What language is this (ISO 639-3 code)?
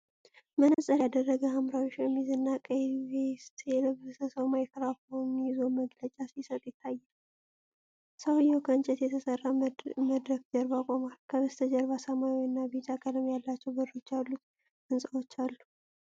amh